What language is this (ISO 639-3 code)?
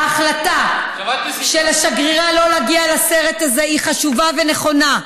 heb